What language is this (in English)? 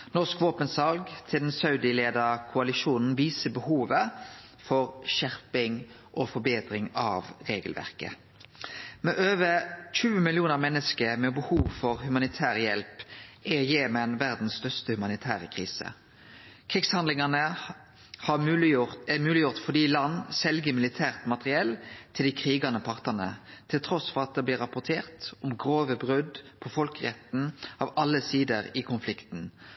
Norwegian Nynorsk